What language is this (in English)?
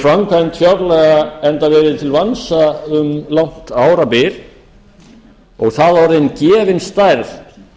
Icelandic